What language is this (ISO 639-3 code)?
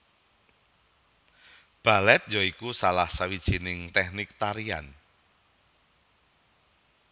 jav